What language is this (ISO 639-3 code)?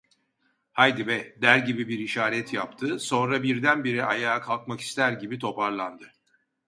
tur